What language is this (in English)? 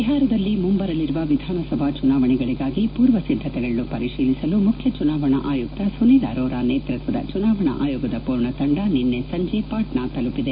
Kannada